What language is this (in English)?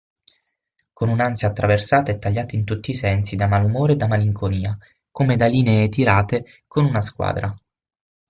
Italian